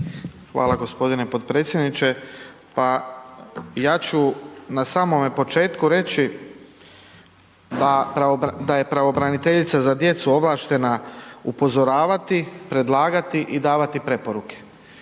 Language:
Croatian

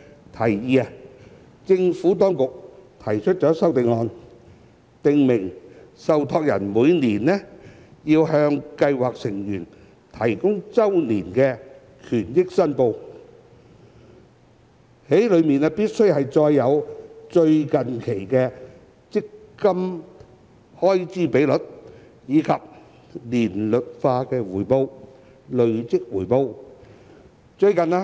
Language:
Cantonese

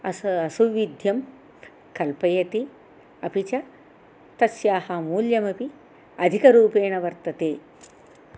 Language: Sanskrit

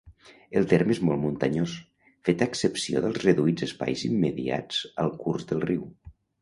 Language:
Catalan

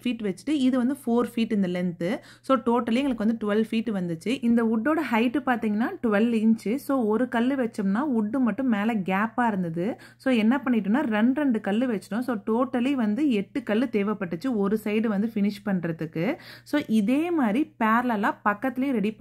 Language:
Tamil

